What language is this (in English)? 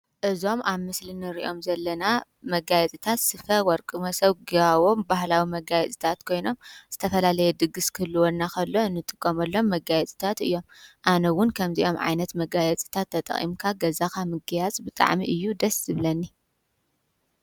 Tigrinya